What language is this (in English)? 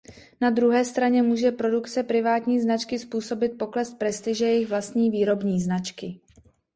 Czech